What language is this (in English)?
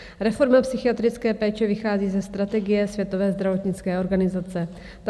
Czech